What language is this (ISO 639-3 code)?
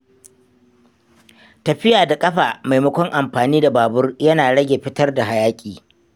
hau